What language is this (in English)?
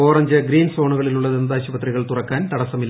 Malayalam